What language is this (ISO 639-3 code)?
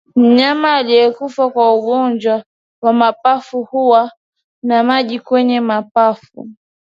swa